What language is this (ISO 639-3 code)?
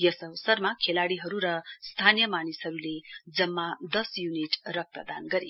nep